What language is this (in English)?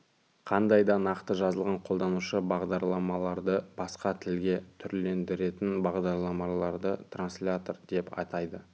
Kazakh